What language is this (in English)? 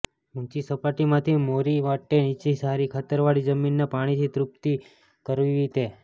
Gujarati